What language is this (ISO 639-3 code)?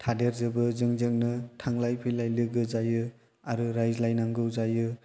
brx